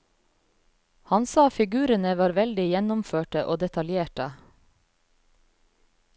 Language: Norwegian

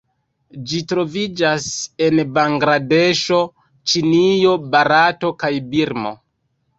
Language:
Esperanto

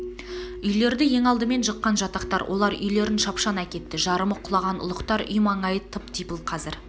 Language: Kazakh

